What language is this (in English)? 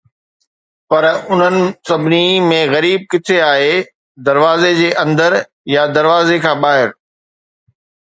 Sindhi